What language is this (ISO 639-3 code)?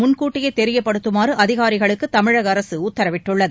tam